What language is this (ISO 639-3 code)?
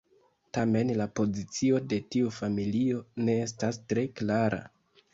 epo